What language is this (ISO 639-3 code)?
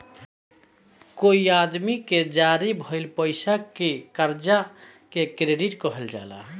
bho